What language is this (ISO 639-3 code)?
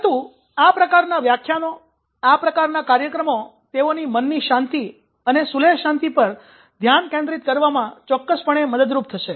guj